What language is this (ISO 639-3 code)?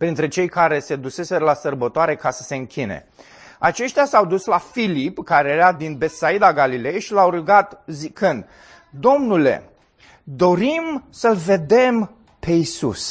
ron